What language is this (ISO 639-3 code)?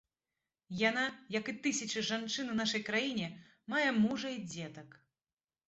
bel